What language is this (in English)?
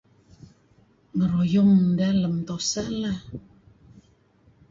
Kelabit